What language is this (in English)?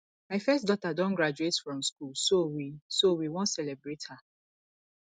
Nigerian Pidgin